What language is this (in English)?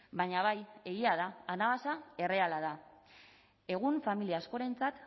Basque